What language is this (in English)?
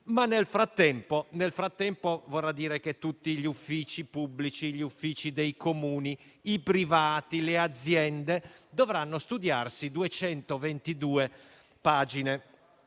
Italian